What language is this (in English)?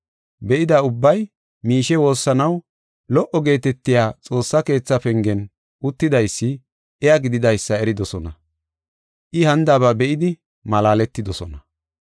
Gofa